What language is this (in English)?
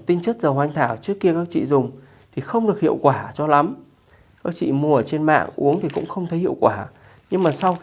Vietnamese